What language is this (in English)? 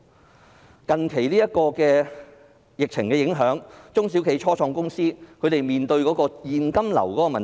Cantonese